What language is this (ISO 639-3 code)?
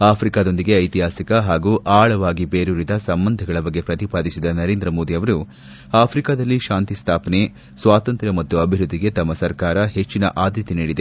kan